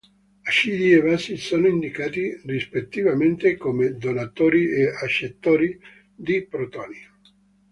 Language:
Italian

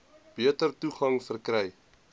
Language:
Afrikaans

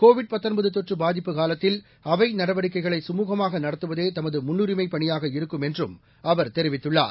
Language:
Tamil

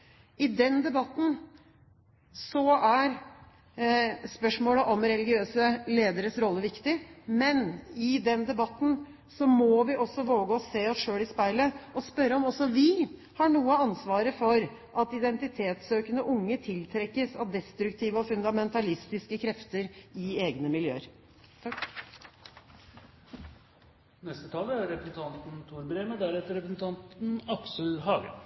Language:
Norwegian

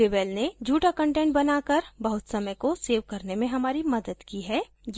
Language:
Hindi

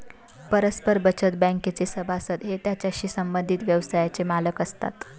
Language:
Marathi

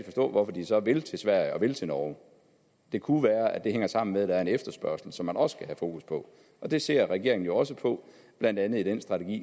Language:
Danish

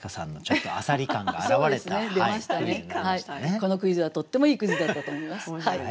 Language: Japanese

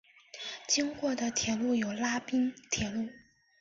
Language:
Chinese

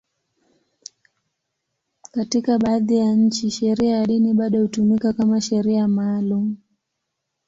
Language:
Swahili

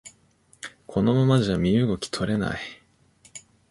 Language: Japanese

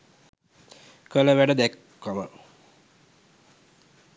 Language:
Sinhala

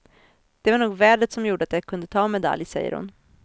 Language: Swedish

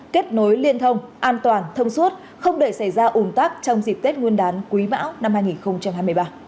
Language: Vietnamese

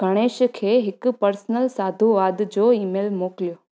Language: Sindhi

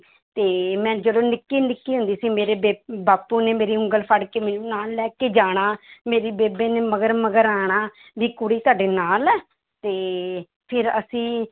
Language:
Punjabi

